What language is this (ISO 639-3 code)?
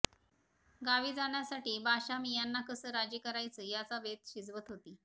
mar